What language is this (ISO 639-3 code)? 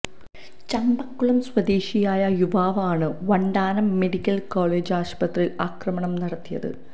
mal